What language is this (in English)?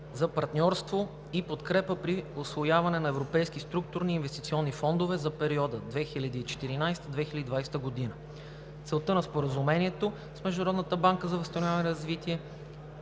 Bulgarian